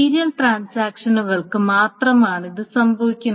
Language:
Malayalam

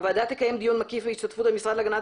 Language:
Hebrew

